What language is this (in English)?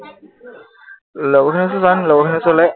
Assamese